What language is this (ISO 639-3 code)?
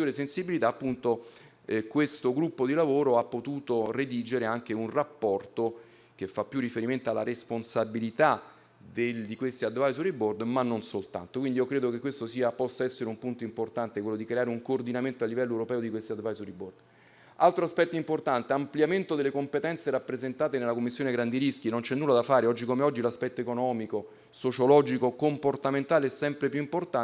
ita